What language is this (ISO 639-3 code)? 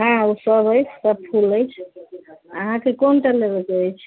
mai